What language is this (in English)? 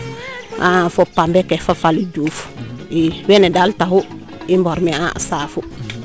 Serer